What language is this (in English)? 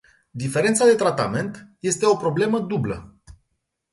Romanian